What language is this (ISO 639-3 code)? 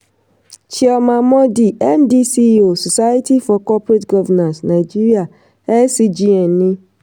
yor